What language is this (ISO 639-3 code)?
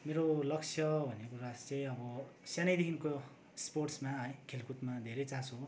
nep